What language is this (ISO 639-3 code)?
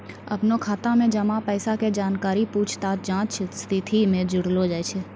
mai